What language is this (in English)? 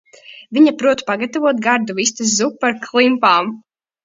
Latvian